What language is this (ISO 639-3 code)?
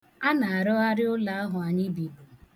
ibo